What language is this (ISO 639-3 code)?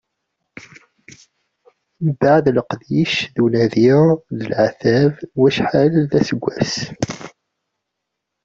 kab